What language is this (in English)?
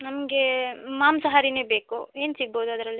Kannada